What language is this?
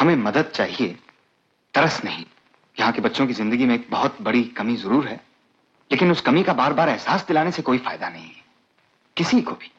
Hindi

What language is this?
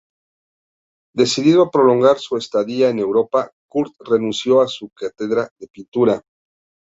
Spanish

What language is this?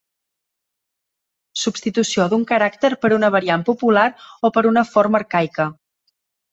Catalan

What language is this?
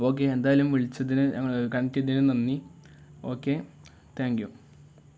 Malayalam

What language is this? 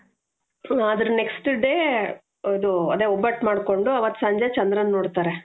Kannada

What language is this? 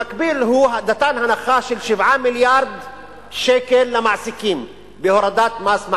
Hebrew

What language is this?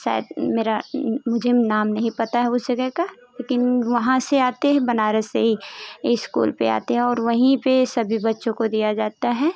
Hindi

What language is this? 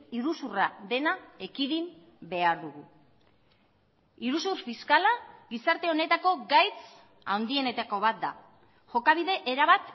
Basque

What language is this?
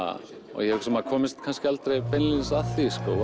Icelandic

